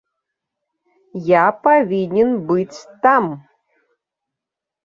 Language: Belarusian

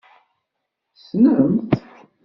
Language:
Kabyle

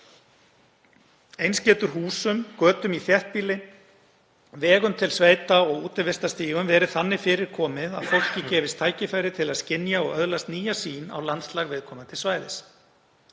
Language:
Icelandic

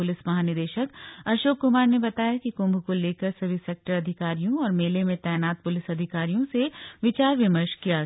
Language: Hindi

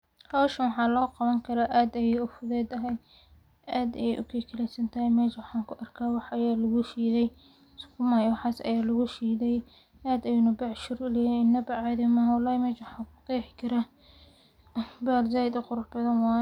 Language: Somali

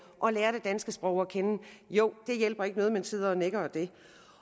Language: Danish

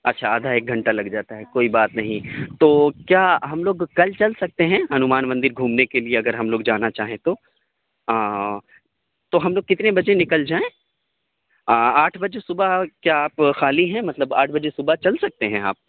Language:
Urdu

